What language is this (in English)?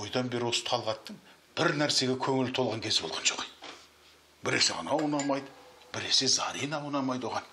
Russian